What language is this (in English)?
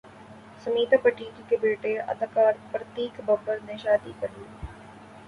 Urdu